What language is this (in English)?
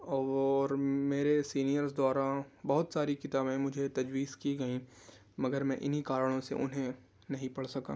Urdu